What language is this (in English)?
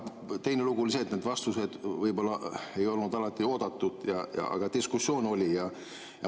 Estonian